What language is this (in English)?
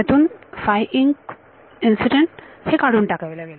Marathi